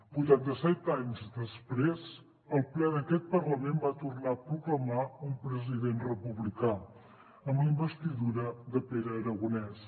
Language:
Catalan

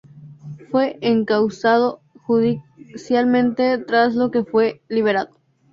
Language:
Spanish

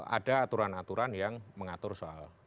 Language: Indonesian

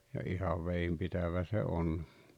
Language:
Finnish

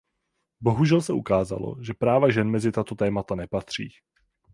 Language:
Czech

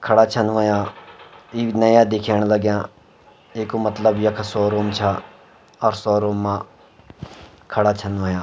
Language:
Garhwali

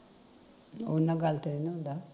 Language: Punjabi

